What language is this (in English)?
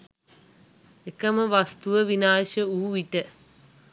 Sinhala